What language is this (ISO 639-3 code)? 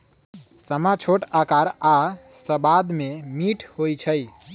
mag